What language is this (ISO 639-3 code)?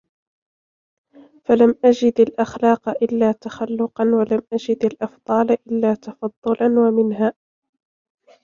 ara